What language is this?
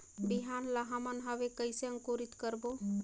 Chhattisgarhi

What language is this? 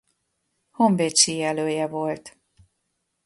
Hungarian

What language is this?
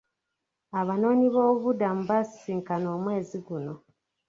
Ganda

